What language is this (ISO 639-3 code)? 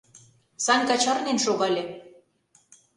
chm